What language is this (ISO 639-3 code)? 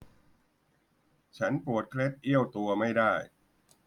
tha